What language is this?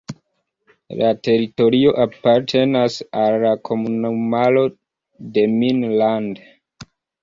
Esperanto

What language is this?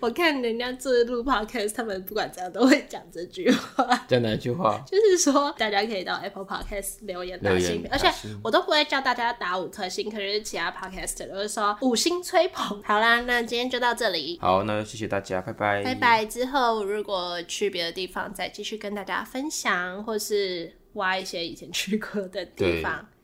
Chinese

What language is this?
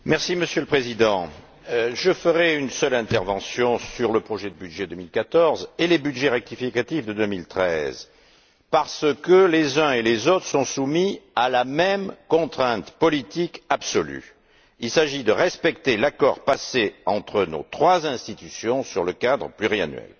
French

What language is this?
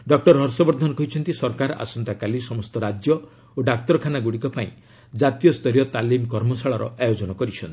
Odia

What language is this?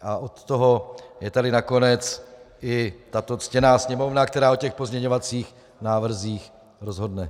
Czech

